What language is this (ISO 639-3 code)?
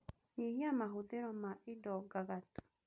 kik